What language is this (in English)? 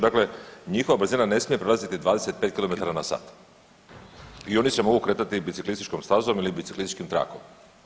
Croatian